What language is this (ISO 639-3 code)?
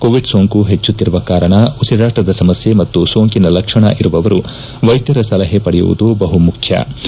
kan